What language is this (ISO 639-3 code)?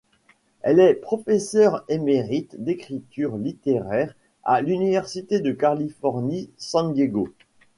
fra